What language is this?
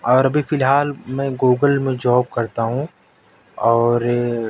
Urdu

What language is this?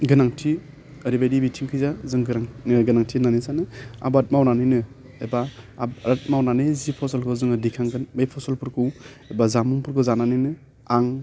Bodo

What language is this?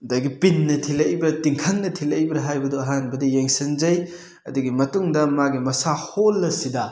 Manipuri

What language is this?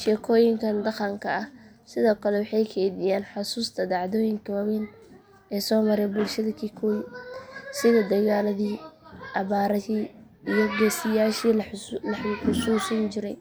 Somali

